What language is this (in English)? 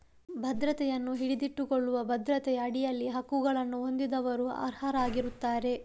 Kannada